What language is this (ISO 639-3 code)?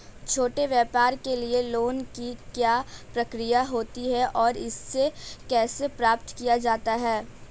hin